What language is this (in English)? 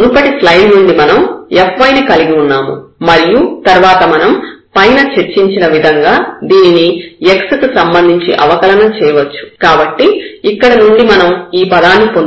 Telugu